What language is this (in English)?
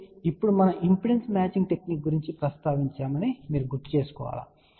Telugu